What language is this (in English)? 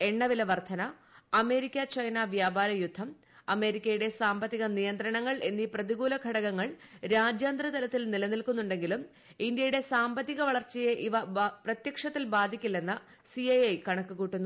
Malayalam